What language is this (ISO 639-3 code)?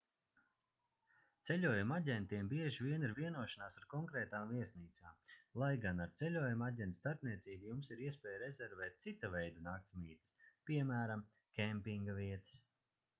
lav